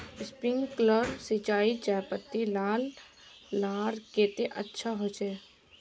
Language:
Magahi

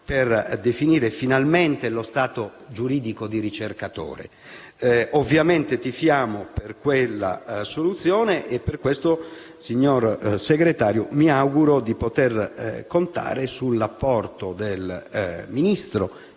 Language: Italian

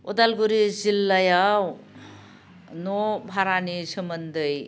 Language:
Bodo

